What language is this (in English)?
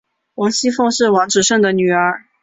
Chinese